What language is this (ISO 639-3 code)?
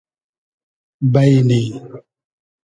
haz